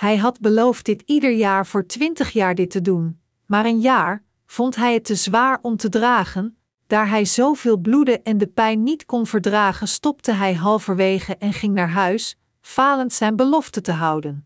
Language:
Dutch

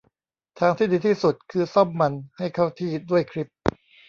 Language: Thai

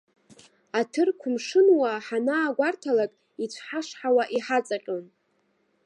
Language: Abkhazian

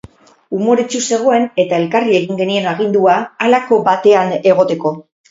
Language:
Basque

